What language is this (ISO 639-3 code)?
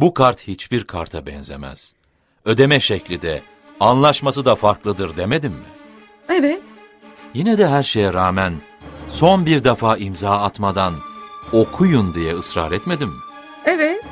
tur